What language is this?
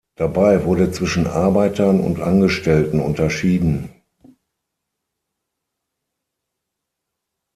German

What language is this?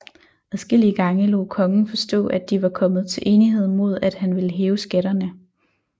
Danish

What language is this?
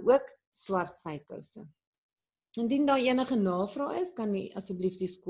Dutch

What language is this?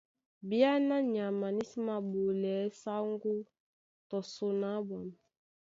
Duala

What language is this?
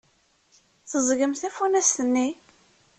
Kabyle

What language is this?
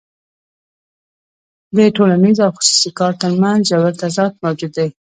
Pashto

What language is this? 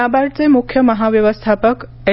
Marathi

